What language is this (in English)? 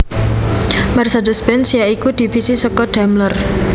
Javanese